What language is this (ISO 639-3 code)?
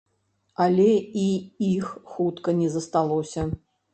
bel